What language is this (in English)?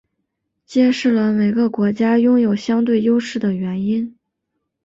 Chinese